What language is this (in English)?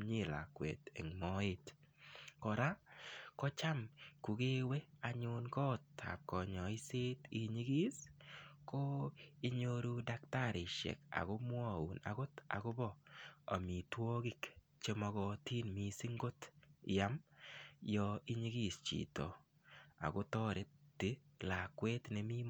Kalenjin